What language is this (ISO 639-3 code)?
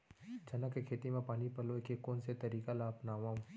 hne